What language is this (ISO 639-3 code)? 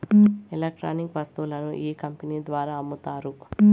tel